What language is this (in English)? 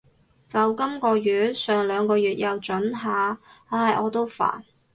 Cantonese